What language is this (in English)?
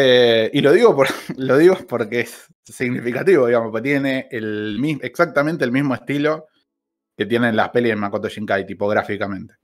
Spanish